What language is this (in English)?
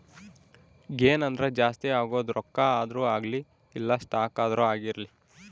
Kannada